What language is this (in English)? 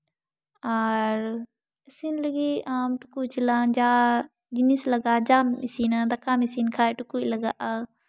Santali